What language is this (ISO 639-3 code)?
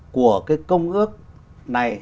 vie